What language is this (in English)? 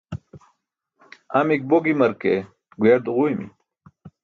Burushaski